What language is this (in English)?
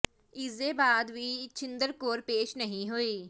Punjabi